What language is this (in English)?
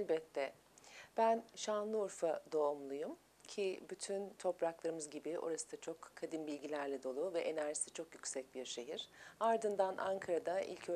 Turkish